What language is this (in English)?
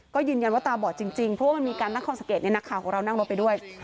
Thai